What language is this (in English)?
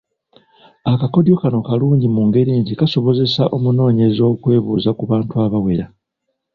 Ganda